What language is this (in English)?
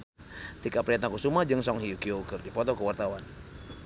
Sundanese